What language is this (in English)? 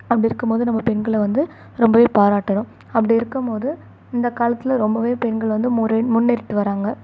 Tamil